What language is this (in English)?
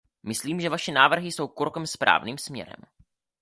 Czech